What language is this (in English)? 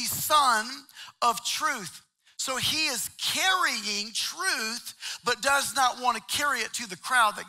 English